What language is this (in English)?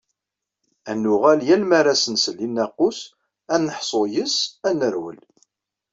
Kabyle